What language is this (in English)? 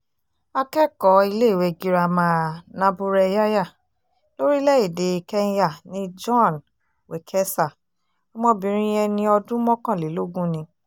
Yoruba